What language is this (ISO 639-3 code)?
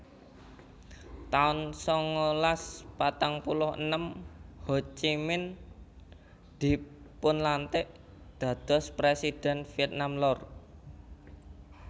jav